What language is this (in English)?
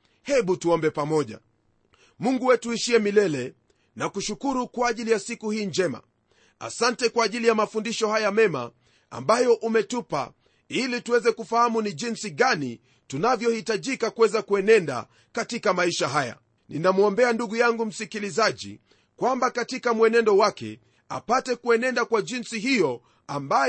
Swahili